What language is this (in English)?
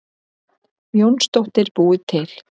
Icelandic